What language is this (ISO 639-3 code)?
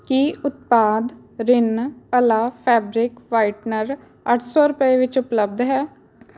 pan